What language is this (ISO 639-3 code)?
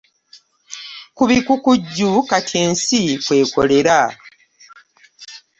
lug